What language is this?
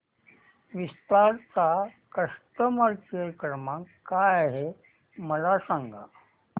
Marathi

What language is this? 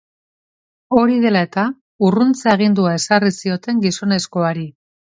Basque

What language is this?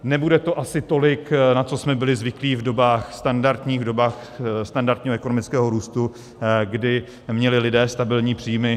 Czech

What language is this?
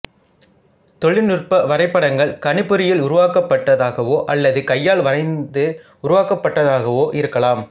Tamil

